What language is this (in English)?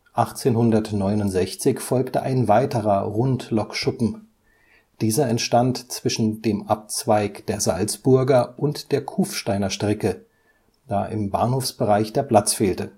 German